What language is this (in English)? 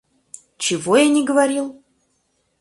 Russian